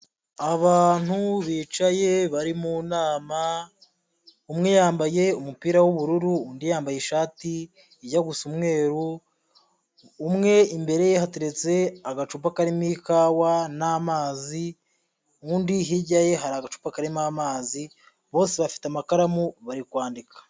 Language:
Kinyarwanda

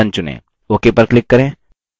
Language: Hindi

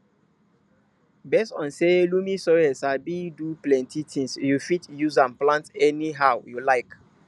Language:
Nigerian Pidgin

